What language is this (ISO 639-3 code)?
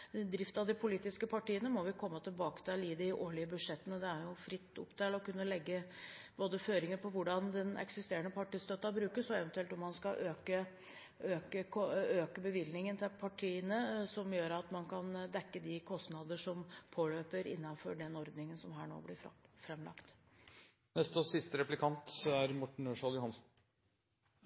nob